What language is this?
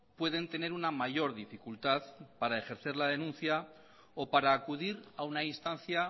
Spanish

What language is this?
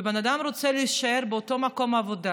Hebrew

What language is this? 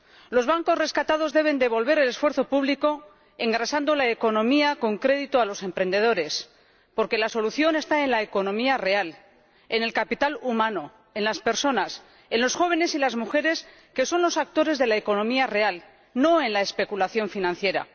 Spanish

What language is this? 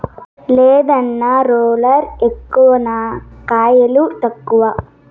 Telugu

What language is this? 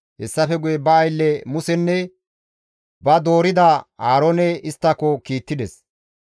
Gamo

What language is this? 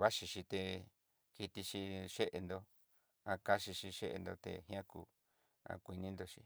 Southeastern Nochixtlán Mixtec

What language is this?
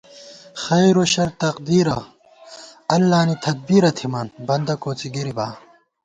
Gawar-Bati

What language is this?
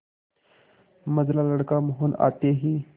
Hindi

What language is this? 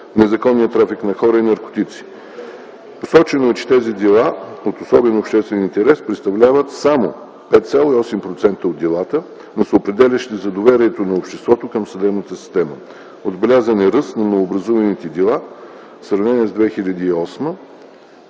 Bulgarian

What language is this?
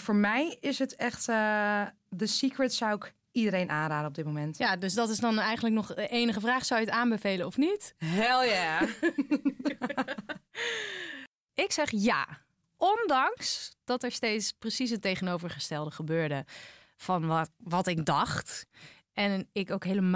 Dutch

